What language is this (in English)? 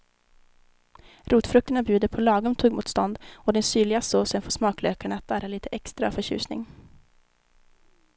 Swedish